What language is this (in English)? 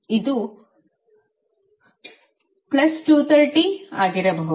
Kannada